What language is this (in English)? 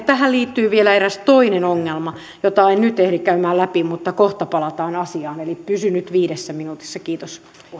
Finnish